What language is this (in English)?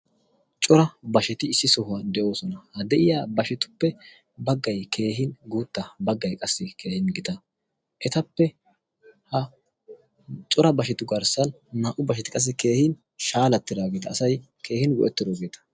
Wolaytta